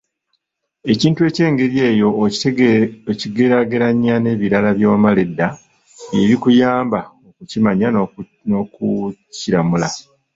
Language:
Ganda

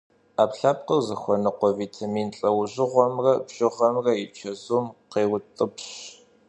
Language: Kabardian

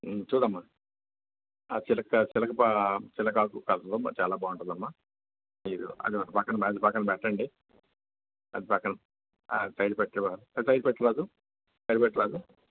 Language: Telugu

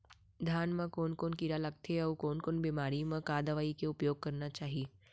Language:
Chhattisgarhi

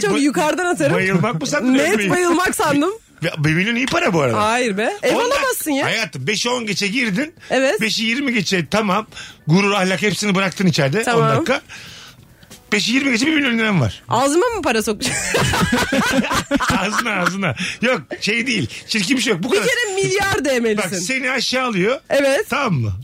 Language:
Turkish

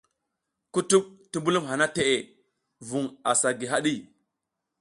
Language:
South Giziga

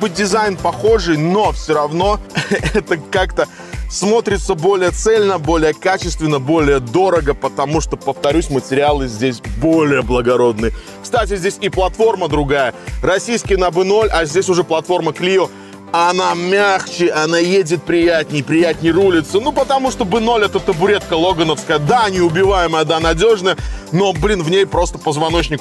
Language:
Russian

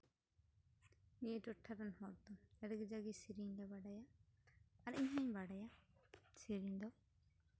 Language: Santali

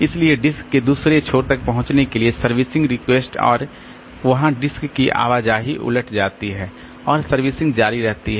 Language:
Hindi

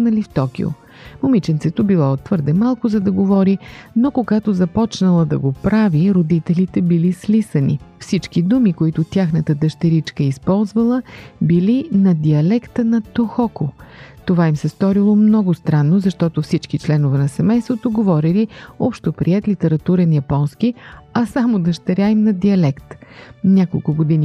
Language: Bulgarian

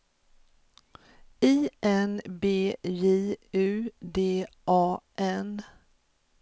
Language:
Swedish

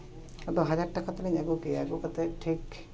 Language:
Santali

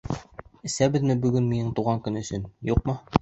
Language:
Bashkir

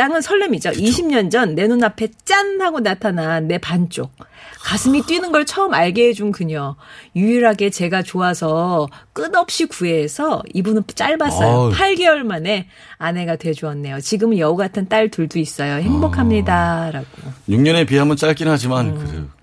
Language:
Korean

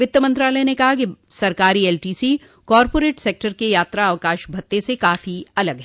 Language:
Hindi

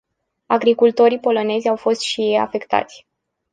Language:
Romanian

